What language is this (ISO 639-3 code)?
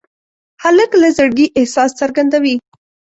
pus